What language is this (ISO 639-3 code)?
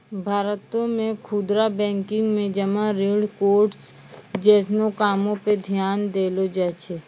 mai